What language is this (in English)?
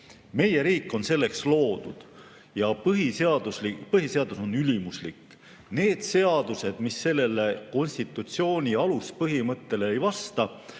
Estonian